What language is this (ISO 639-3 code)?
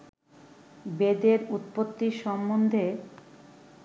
ben